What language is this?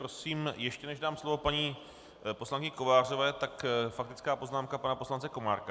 Czech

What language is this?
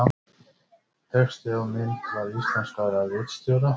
Icelandic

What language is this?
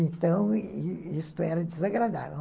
Portuguese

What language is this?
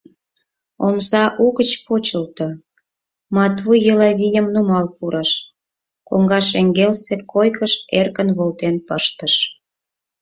Mari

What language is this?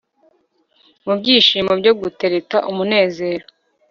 Kinyarwanda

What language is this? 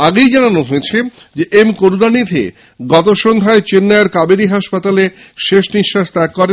Bangla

